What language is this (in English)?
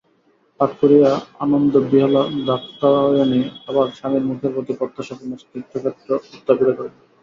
Bangla